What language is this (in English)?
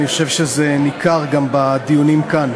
Hebrew